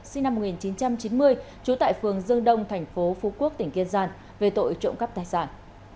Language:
Vietnamese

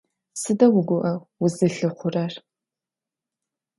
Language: Adyghe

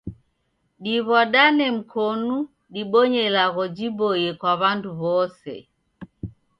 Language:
Taita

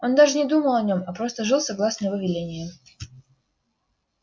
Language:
Russian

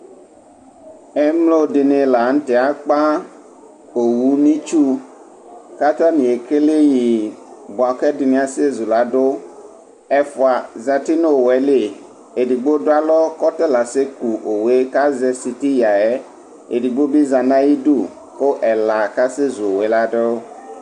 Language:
Ikposo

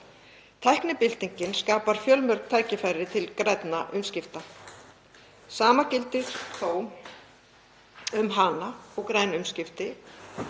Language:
Icelandic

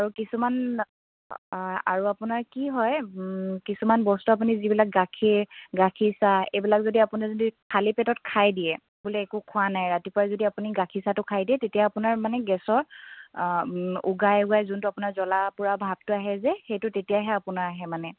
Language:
Assamese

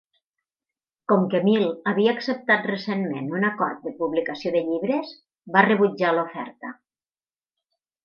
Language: Catalan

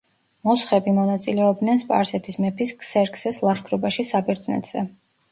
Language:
Georgian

